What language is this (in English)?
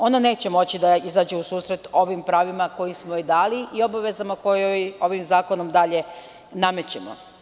Serbian